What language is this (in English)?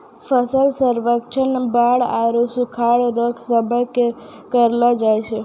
Maithili